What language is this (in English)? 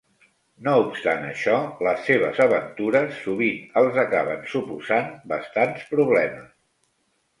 Catalan